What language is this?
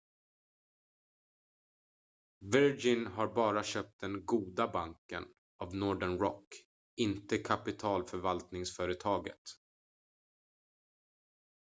Swedish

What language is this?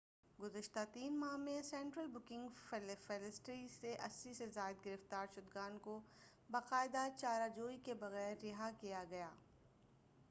Urdu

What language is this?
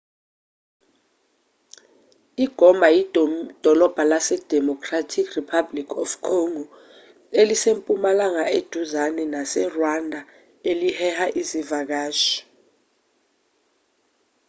Zulu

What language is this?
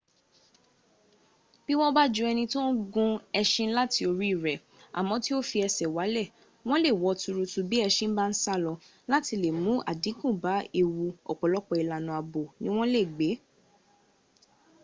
Yoruba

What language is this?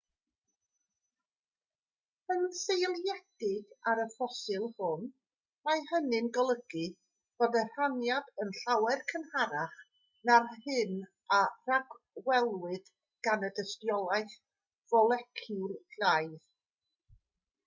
Welsh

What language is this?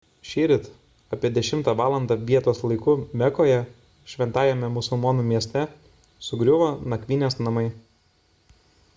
Lithuanian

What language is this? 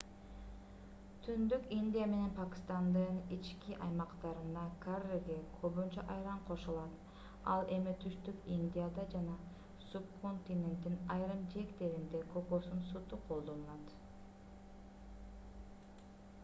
Kyrgyz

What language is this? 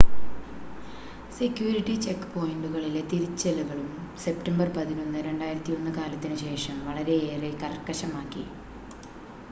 Malayalam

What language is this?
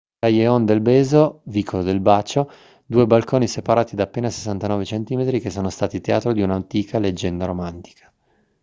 Italian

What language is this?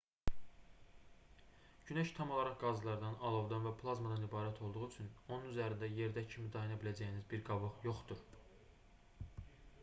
Azerbaijani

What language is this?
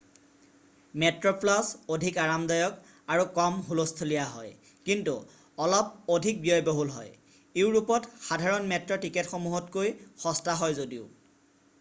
Assamese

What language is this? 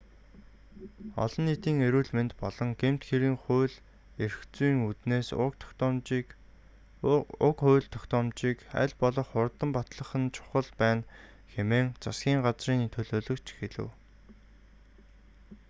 Mongolian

